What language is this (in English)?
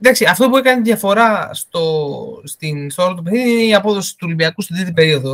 Greek